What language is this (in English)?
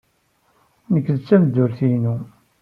Kabyle